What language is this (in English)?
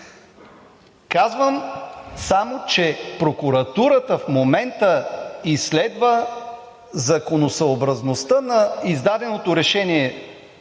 Bulgarian